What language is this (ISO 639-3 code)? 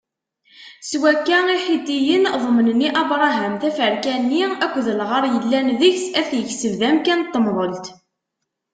kab